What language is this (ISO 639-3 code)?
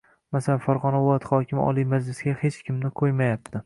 uzb